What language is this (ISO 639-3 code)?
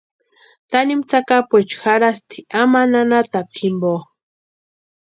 pua